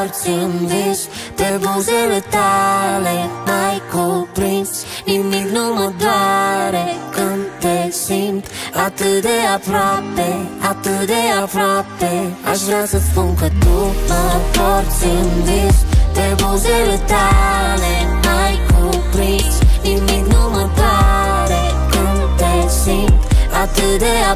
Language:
Romanian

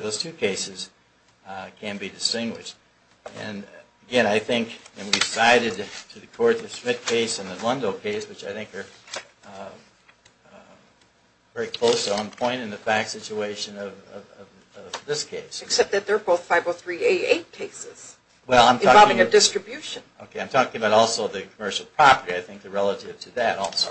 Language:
English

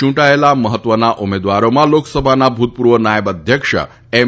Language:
Gujarati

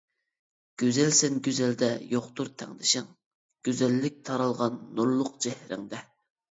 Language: Uyghur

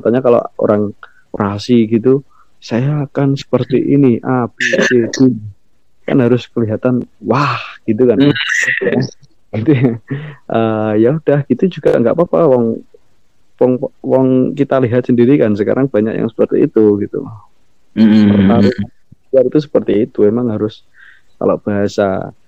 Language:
Indonesian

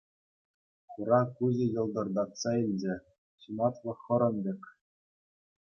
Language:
Chuvash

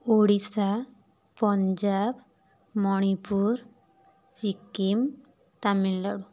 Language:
Odia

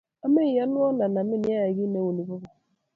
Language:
Kalenjin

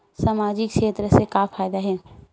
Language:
Chhattisgarhi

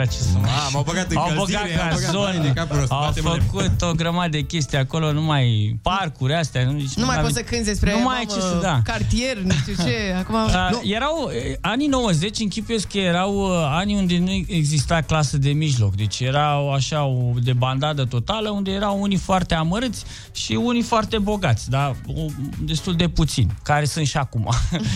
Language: Romanian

